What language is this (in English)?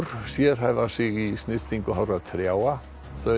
Icelandic